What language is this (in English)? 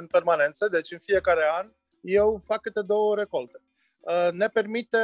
Romanian